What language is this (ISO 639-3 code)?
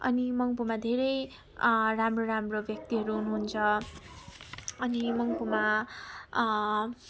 nep